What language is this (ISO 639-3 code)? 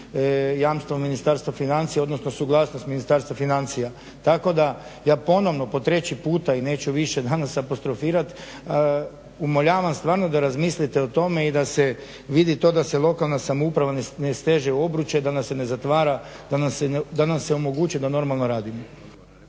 hrv